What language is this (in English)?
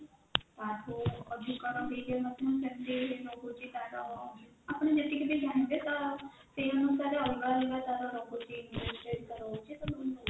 Odia